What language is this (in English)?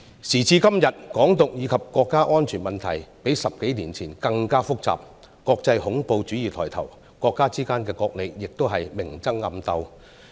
Cantonese